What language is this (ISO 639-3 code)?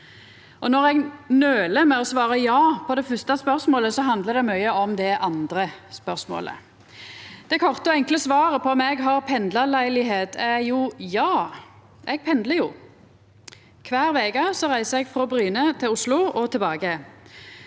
nor